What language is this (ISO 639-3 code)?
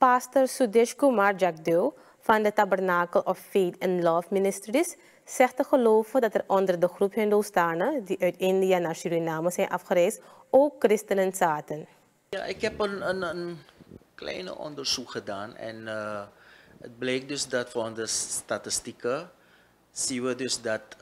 nld